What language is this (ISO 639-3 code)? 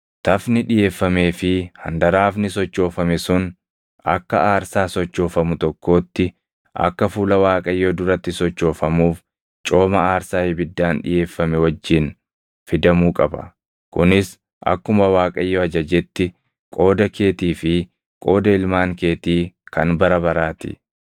orm